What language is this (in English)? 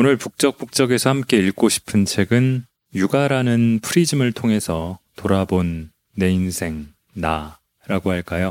Korean